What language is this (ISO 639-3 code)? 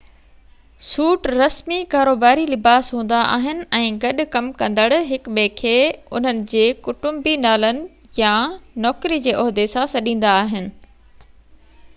snd